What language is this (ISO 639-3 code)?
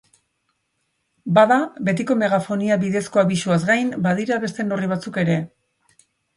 eus